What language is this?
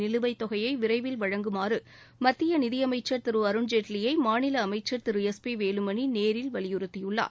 Tamil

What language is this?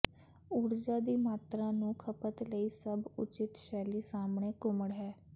Punjabi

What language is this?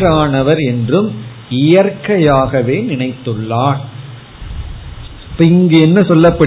Tamil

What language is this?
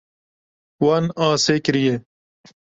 Kurdish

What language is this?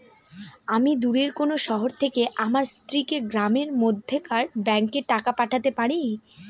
Bangla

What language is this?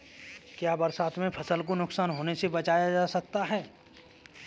Hindi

